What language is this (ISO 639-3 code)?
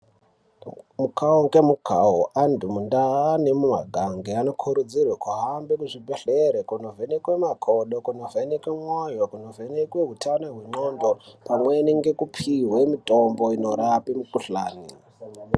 ndc